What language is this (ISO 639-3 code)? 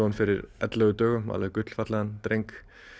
isl